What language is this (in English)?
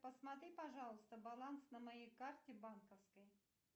Russian